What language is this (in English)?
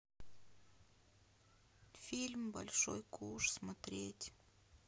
Russian